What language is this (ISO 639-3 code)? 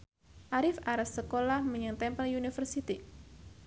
jav